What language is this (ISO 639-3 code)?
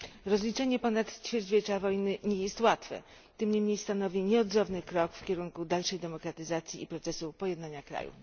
pol